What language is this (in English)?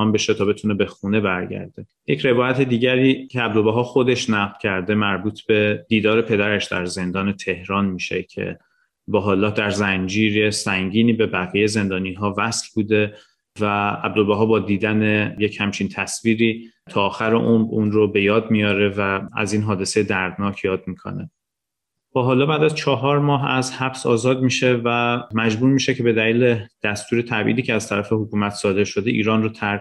Persian